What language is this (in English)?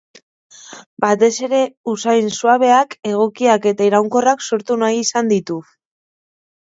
Basque